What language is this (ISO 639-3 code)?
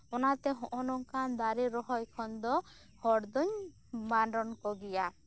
sat